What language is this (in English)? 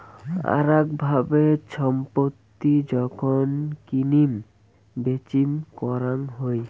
Bangla